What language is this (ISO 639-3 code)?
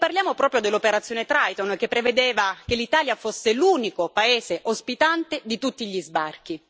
ita